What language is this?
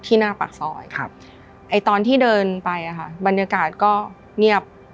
Thai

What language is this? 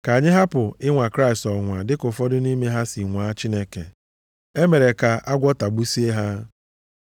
Igbo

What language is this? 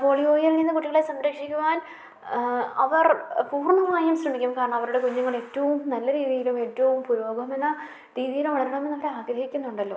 Malayalam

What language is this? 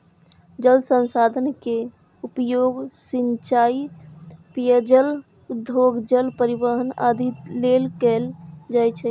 Maithili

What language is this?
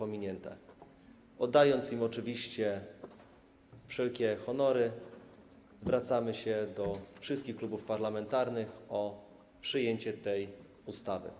Polish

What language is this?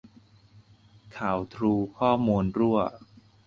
Thai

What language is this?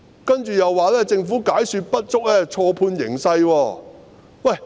Cantonese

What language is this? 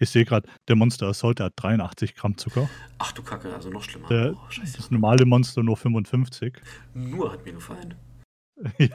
German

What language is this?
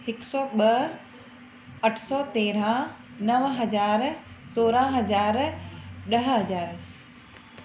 Sindhi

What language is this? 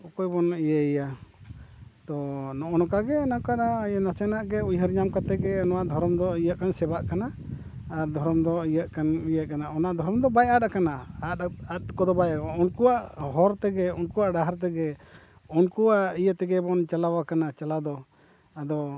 Santali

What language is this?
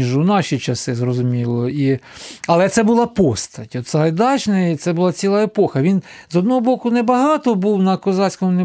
Ukrainian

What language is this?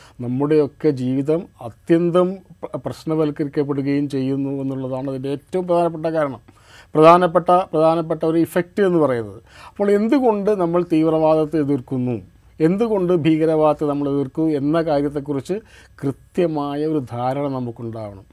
Malayalam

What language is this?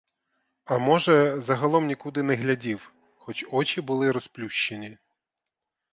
Ukrainian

